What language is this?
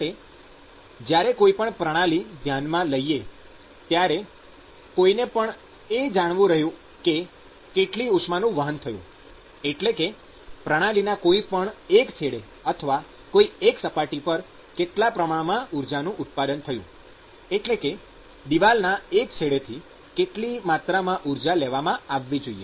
Gujarati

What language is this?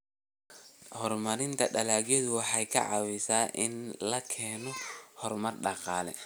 Somali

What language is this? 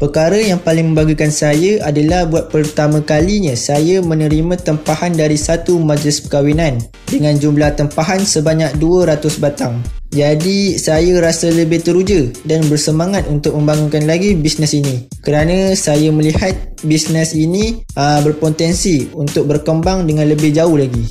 Malay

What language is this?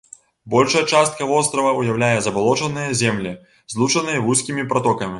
Belarusian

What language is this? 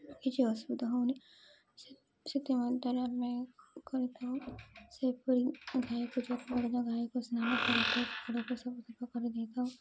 Odia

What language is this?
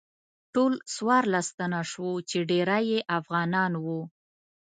Pashto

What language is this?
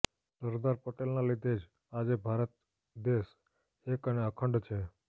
Gujarati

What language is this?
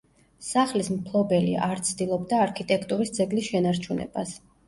Georgian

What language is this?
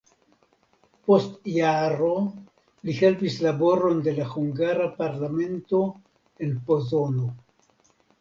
Esperanto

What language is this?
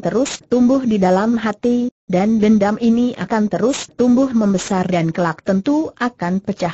Indonesian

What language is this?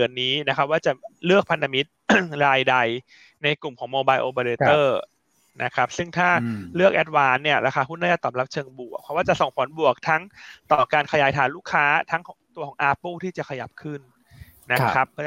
Thai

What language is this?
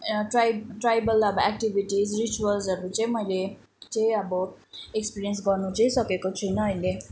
Nepali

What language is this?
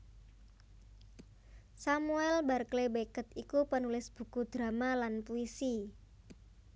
Javanese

